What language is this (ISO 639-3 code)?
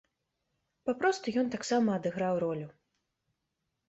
bel